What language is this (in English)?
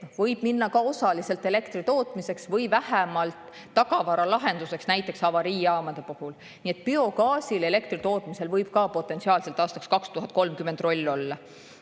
Estonian